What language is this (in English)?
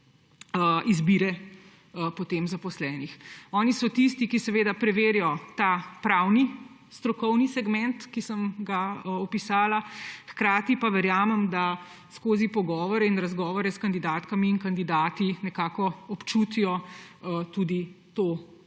Slovenian